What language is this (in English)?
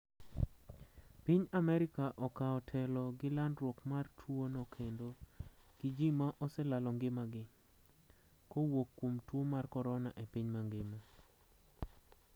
Luo (Kenya and Tanzania)